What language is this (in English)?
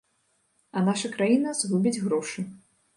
Belarusian